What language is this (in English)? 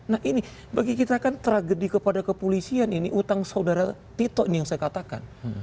Indonesian